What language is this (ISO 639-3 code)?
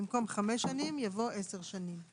heb